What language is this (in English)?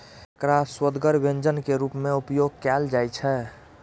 Maithili